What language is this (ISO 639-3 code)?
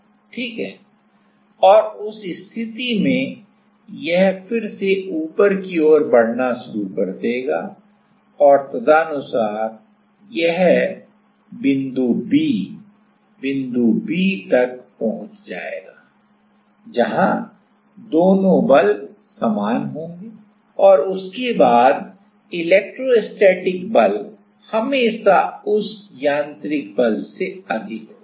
hin